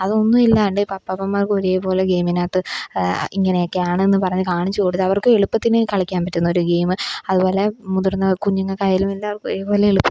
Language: Malayalam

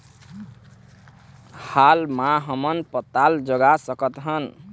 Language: Chhattisgarhi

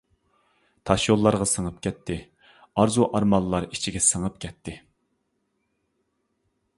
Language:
Uyghur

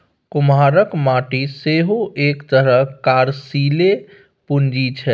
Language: Maithili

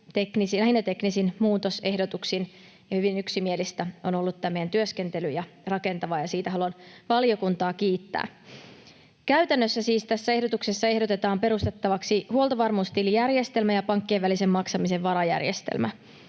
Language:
Finnish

